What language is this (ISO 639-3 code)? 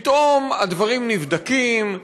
heb